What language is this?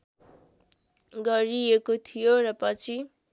Nepali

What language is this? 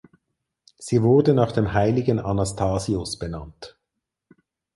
German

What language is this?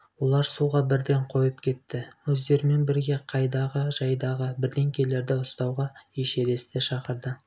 Kazakh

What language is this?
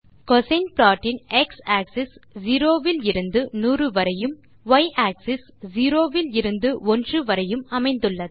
Tamil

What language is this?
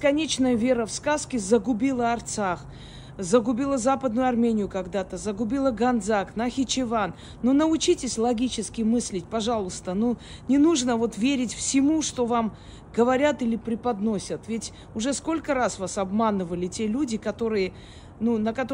Russian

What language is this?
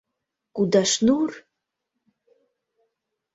Mari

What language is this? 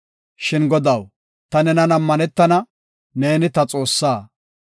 Gofa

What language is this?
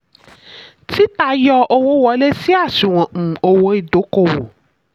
Yoruba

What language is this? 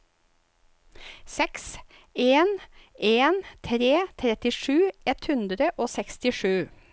Norwegian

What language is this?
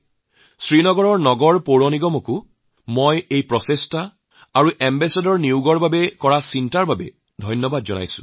Assamese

